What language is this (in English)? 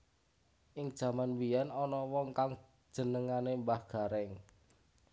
Javanese